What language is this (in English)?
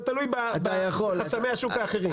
Hebrew